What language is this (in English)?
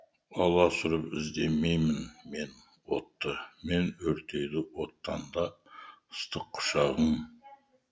Kazakh